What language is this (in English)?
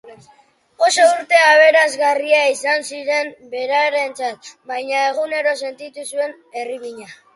Basque